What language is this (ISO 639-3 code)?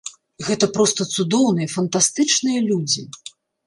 bel